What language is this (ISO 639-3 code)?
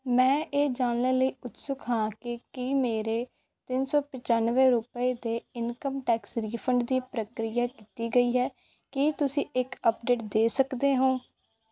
pan